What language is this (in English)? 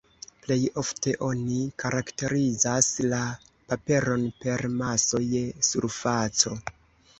Esperanto